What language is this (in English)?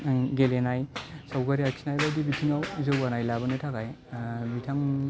Bodo